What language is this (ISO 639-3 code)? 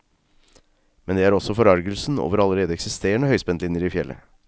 nor